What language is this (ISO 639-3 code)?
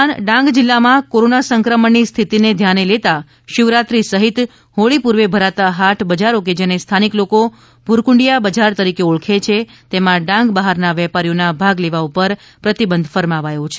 guj